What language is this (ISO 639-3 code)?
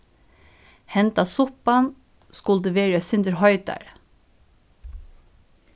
fao